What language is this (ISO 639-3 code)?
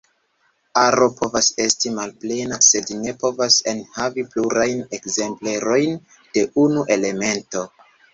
epo